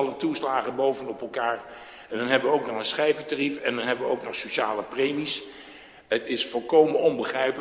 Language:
Dutch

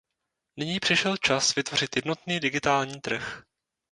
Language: Czech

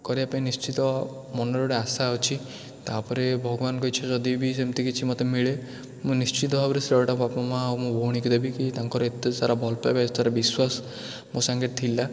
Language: Odia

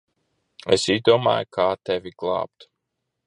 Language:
Latvian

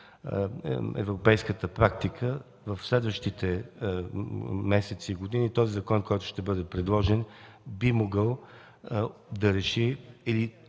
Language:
Bulgarian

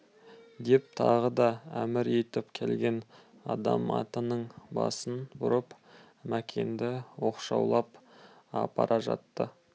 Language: Kazakh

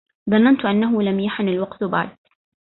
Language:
Arabic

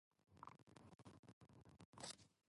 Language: Japanese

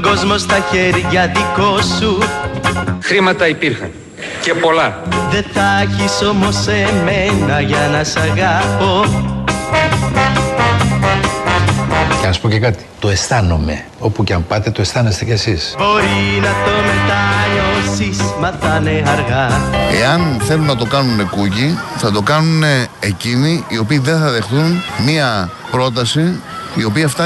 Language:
Greek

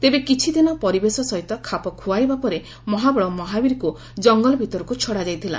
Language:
Odia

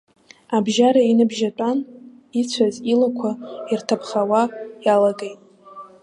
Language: Abkhazian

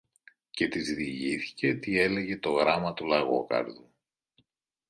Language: Greek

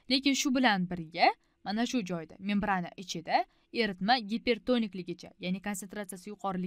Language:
Turkish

